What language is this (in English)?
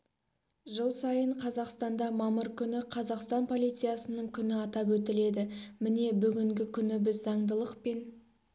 Kazakh